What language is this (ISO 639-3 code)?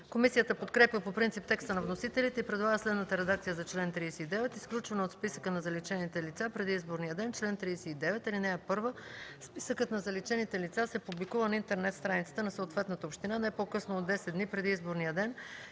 bul